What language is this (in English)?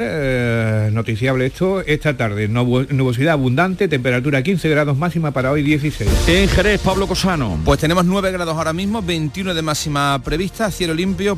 Spanish